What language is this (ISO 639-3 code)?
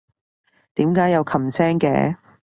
yue